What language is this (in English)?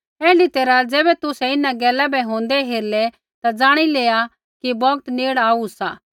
Kullu Pahari